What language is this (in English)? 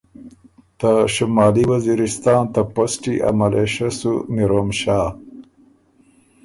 Ormuri